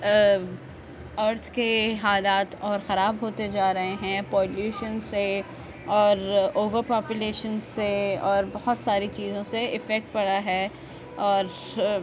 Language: Urdu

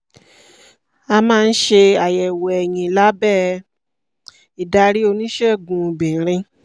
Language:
Yoruba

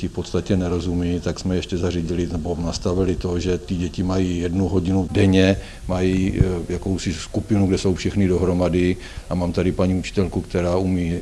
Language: Czech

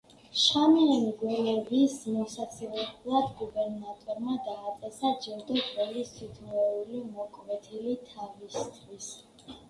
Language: Georgian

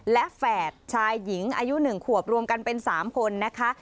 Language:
Thai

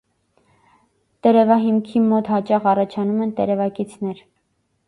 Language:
Armenian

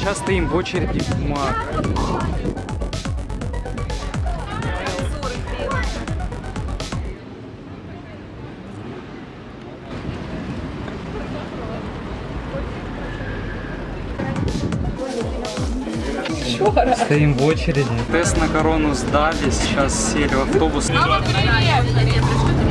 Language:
Russian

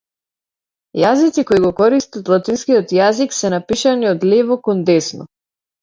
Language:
Macedonian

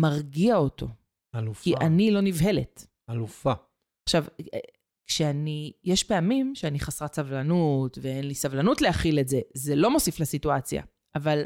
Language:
Hebrew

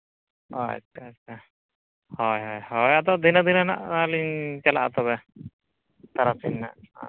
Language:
Santali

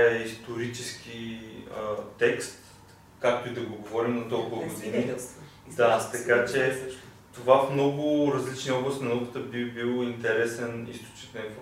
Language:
Bulgarian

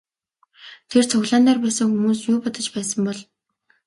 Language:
Mongolian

